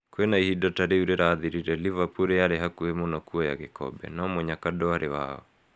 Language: Kikuyu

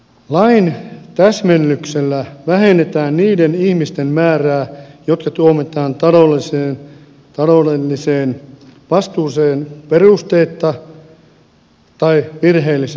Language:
Finnish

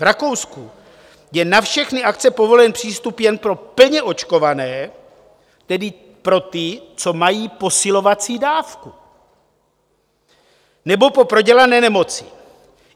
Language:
Czech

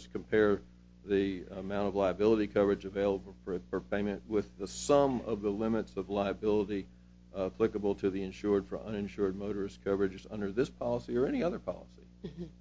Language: English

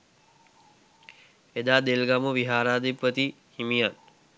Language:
Sinhala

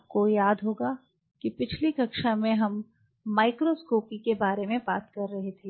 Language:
Hindi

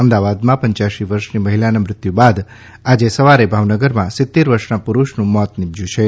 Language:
Gujarati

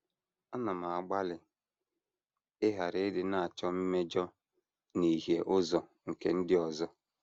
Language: Igbo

